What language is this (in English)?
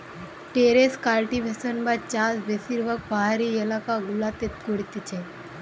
Bangla